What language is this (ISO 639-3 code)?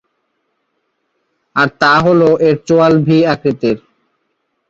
ben